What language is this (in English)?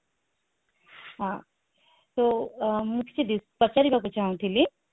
Odia